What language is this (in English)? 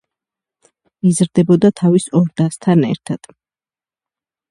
Georgian